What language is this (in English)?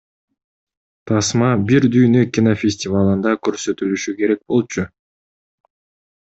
Kyrgyz